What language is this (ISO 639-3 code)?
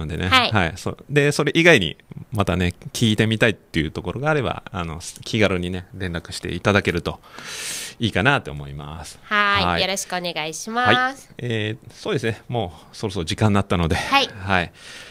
jpn